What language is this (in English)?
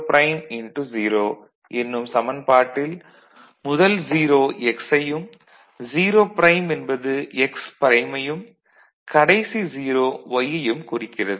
Tamil